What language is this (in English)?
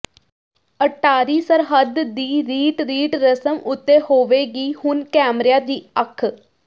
Punjabi